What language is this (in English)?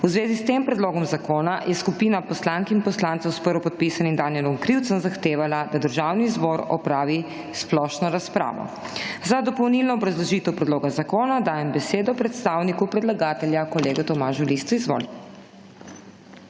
Slovenian